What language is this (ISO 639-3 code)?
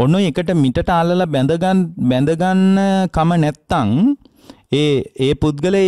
ind